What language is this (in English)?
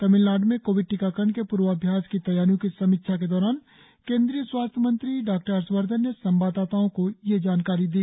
Hindi